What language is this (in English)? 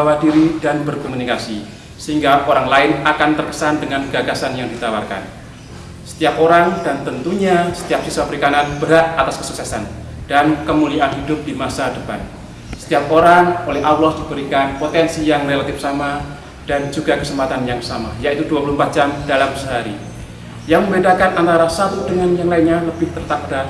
Indonesian